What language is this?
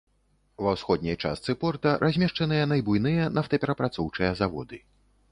Belarusian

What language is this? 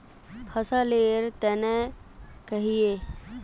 Magahi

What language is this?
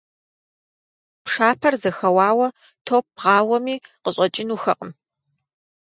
Kabardian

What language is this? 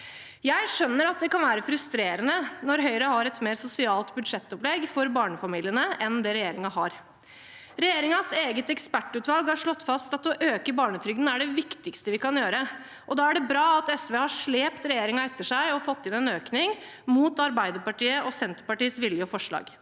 Norwegian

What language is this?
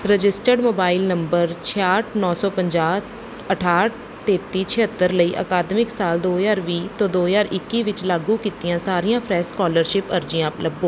Punjabi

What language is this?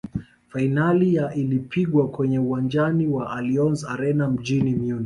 Swahili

